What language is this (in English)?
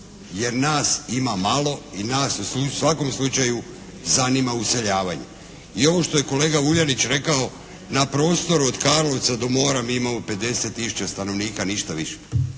Croatian